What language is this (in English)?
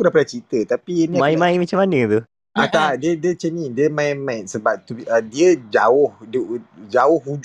Malay